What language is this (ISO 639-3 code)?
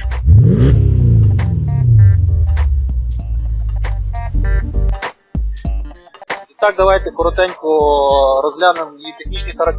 ukr